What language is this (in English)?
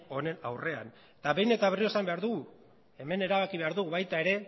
Basque